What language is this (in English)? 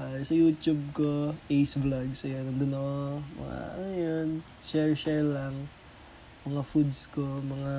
Filipino